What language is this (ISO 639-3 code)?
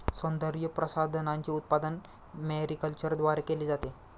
mar